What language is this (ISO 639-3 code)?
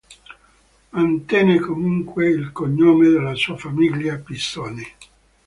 ita